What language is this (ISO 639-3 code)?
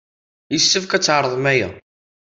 kab